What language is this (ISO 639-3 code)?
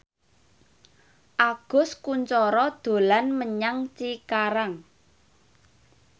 jav